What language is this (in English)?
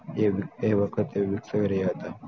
Gujarati